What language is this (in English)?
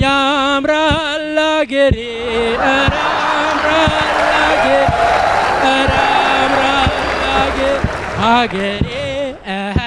Amharic